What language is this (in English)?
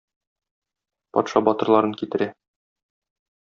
Tatar